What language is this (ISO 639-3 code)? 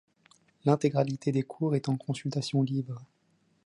fra